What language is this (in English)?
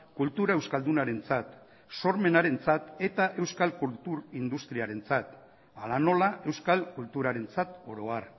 Basque